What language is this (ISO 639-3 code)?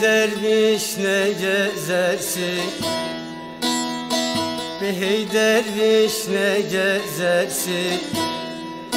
tur